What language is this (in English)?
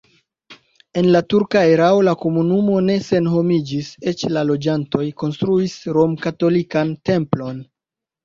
Esperanto